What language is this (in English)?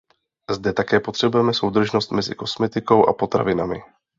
Czech